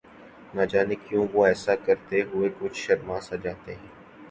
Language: Urdu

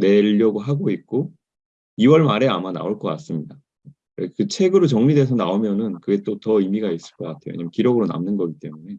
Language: Korean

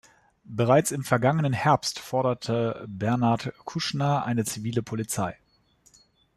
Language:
German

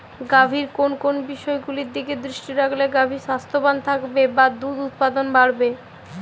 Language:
Bangla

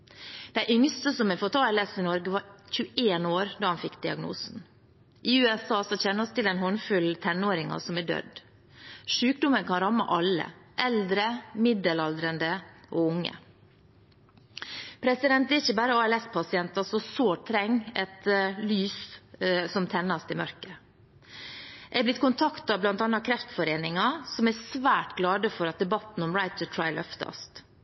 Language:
Norwegian Bokmål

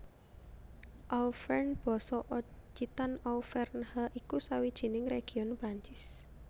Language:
Javanese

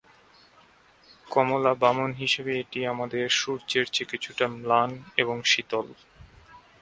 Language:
Bangla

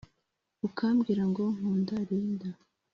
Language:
Kinyarwanda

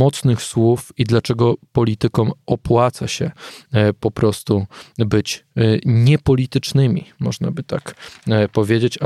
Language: Polish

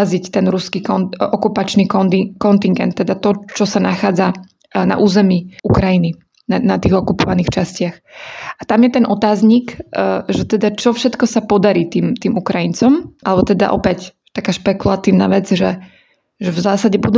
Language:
Slovak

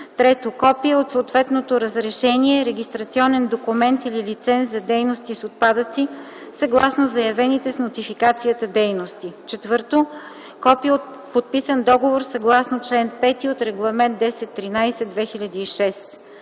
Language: Bulgarian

